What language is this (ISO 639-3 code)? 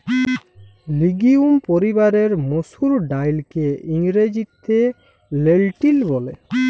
ben